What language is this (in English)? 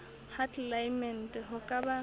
Southern Sotho